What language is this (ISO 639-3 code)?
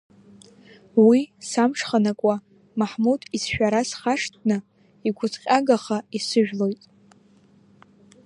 abk